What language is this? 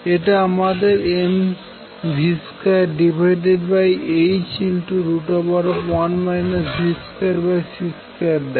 Bangla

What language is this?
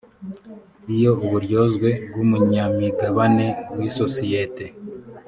Kinyarwanda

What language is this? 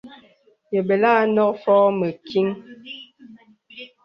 Bebele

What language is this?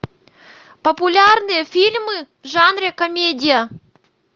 Russian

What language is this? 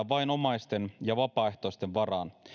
Finnish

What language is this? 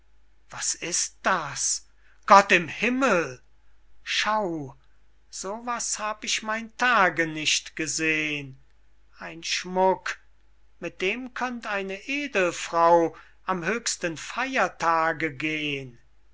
German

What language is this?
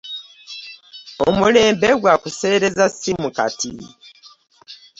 Ganda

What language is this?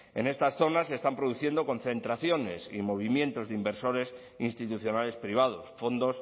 Spanish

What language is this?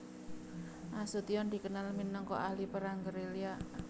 Javanese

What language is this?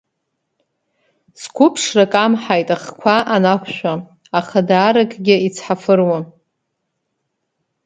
Abkhazian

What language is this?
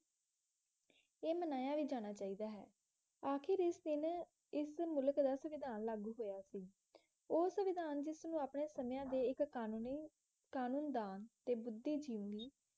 Punjabi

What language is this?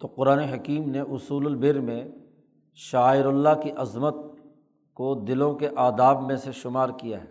Urdu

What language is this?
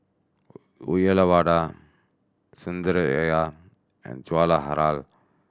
English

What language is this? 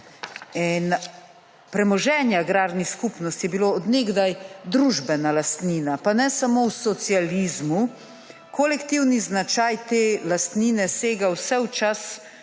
Slovenian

